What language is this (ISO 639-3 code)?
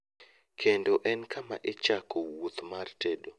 luo